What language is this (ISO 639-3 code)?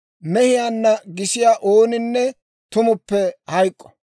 dwr